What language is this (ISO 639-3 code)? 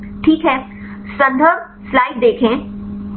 hin